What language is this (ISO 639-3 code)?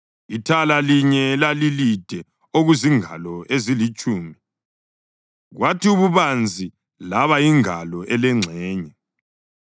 nde